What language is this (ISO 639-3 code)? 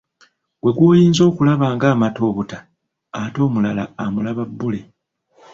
lug